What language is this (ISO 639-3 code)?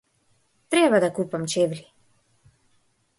mkd